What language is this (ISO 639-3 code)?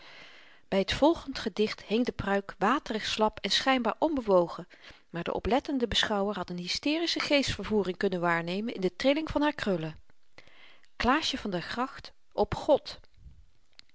nld